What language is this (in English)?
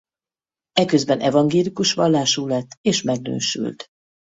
Hungarian